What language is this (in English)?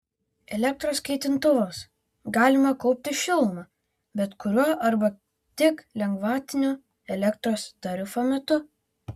Lithuanian